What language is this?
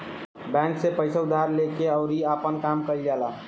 Bhojpuri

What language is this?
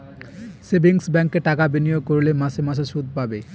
Bangla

